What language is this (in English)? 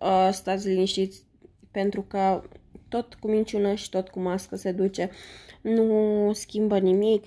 Romanian